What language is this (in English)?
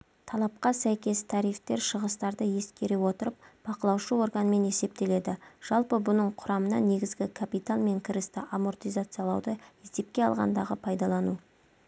Kazakh